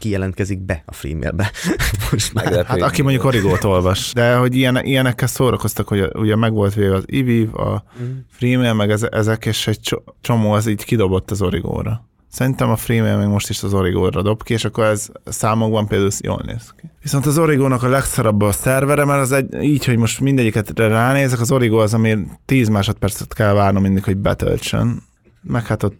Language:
Hungarian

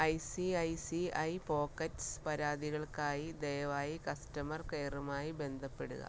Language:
Malayalam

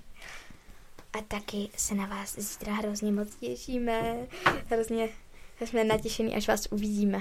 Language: Czech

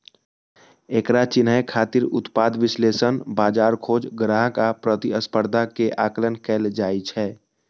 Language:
Maithili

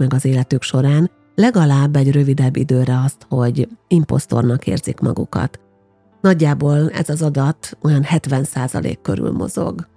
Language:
Hungarian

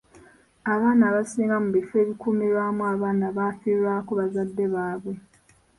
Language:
Ganda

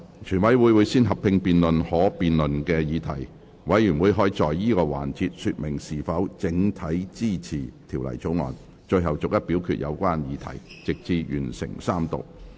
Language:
Cantonese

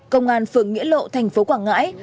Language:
Vietnamese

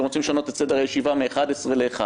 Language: Hebrew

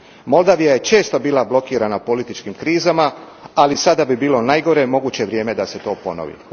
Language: Croatian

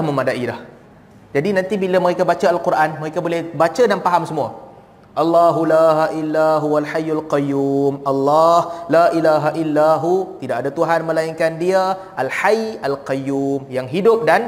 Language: Malay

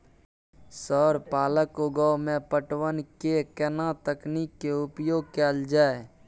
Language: Maithili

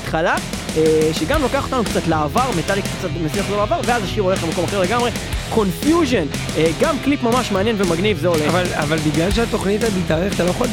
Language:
Hebrew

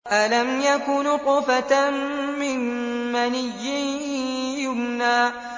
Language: Arabic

